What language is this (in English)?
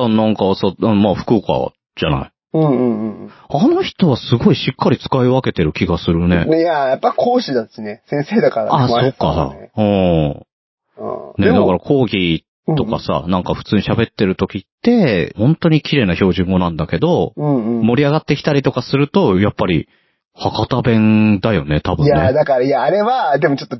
Japanese